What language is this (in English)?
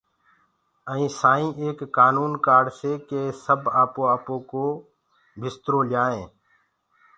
Gurgula